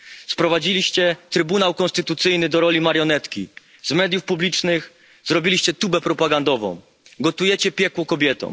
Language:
Polish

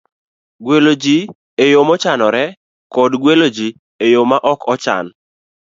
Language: Luo (Kenya and Tanzania)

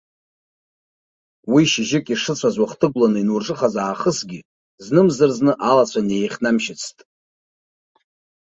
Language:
Abkhazian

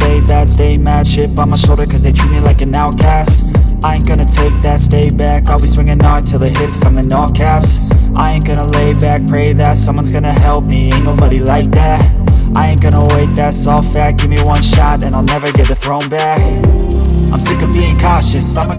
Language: Portuguese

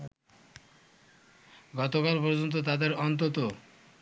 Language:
Bangla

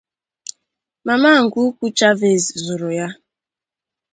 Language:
Igbo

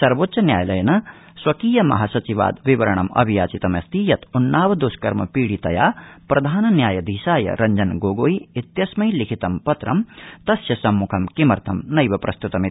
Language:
Sanskrit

